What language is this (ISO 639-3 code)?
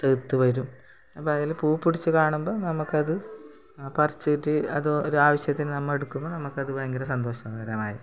mal